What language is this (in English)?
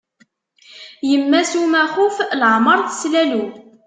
Kabyle